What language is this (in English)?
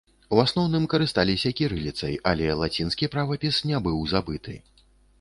Belarusian